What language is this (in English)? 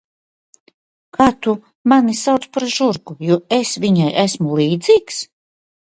Latvian